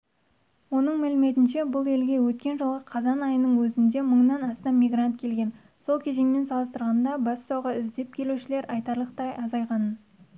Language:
Kazakh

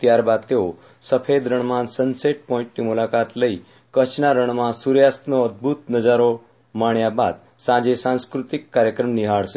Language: Gujarati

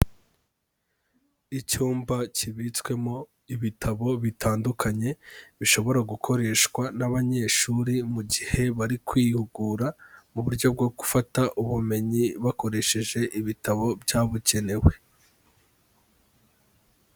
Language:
Kinyarwanda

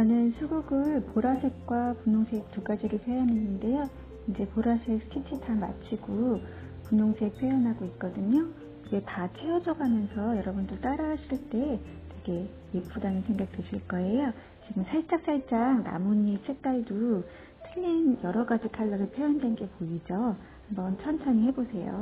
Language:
Korean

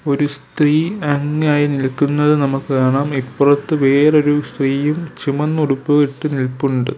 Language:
Malayalam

